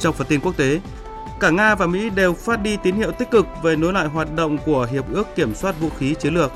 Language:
Vietnamese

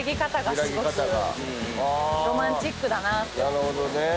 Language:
Japanese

